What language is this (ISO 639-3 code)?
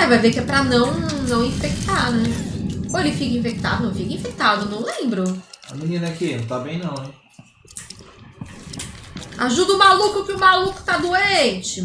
por